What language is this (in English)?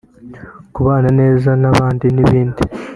Kinyarwanda